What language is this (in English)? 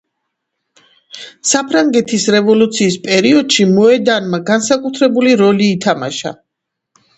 Georgian